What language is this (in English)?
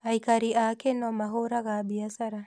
Kikuyu